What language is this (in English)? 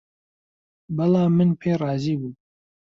Central Kurdish